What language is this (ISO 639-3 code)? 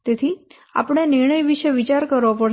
guj